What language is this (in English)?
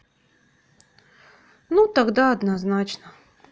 Russian